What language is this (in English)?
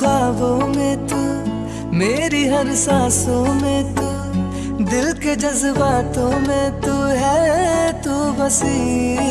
Hindi